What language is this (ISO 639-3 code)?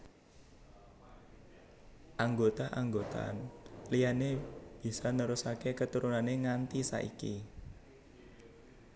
jav